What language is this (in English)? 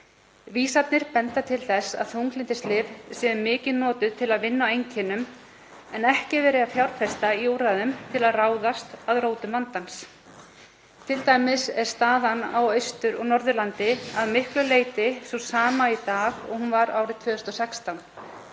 Icelandic